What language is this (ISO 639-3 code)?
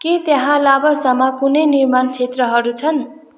nep